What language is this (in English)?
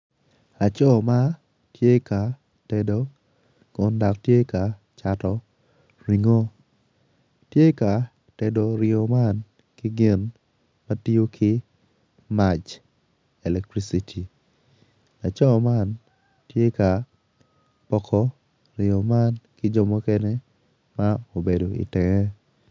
Acoli